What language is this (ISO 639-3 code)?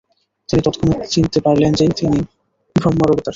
ben